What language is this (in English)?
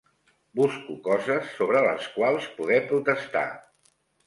Catalan